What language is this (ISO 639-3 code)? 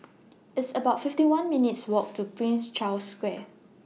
eng